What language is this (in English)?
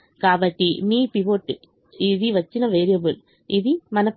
Telugu